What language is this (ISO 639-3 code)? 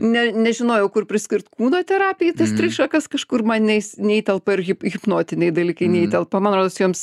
lit